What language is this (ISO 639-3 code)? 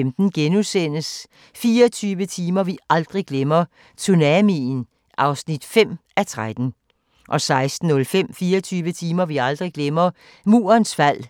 dan